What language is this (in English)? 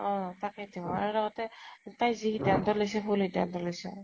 Assamese